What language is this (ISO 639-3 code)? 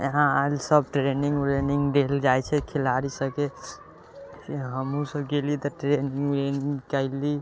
mai